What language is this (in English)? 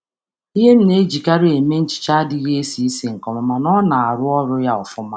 Igbo